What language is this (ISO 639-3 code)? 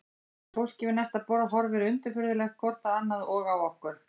isl